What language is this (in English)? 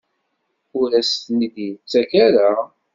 Kabyle